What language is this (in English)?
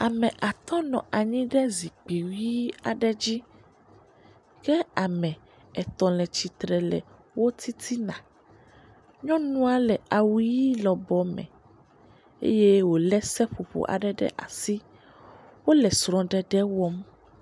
Ewe